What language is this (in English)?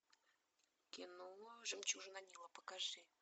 Russian